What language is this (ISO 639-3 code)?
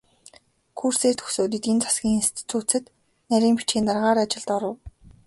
mon